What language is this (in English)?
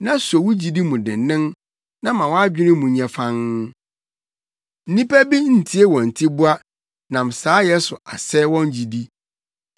Akan